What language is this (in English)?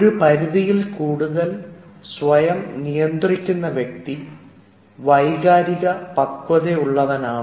Malayalam